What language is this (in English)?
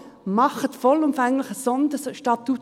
Swiss German